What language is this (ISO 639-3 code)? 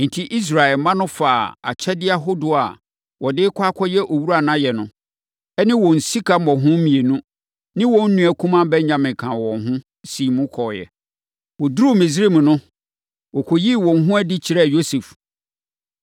aka